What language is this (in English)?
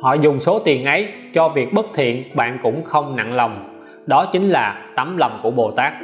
Vietnamese